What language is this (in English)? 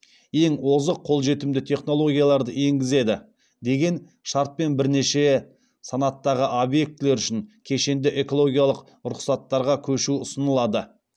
Kazakh